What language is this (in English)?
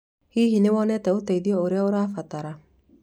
Kikuyu